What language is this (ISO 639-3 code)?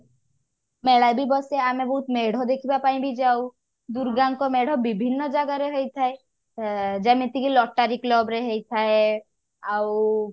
ori